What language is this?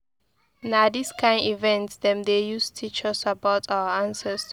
Nigerian Pidgin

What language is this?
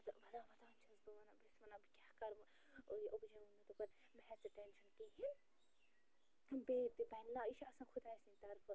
Kashmiri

